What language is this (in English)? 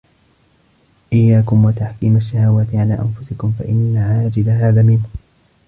Arabic